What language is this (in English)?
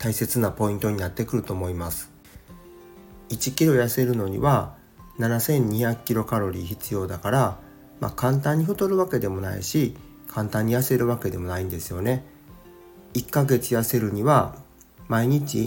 Japanese